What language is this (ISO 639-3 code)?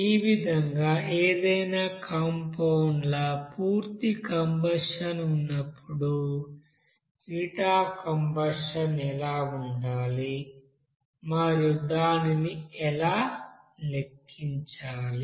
tel